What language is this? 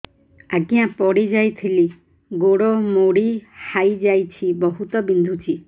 Odia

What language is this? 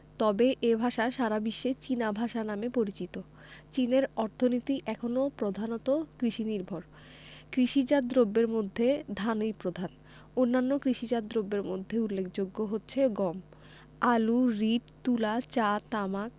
Bangla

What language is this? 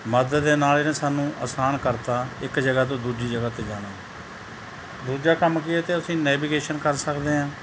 Punjabi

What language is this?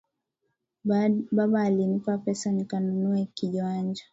Swahili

